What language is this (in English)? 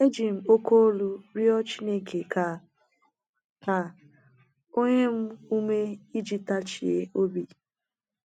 Igbo